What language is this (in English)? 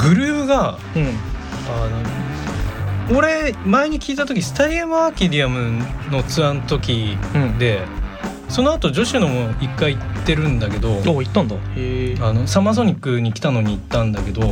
Japanese